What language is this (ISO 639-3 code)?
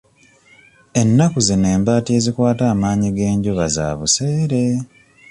lug